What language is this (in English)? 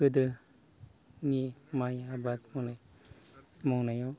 Bodo